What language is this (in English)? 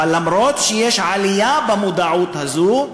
Hebrew